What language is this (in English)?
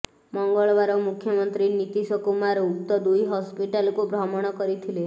Odia